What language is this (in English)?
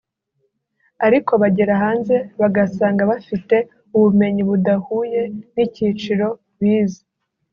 Kinyarwanda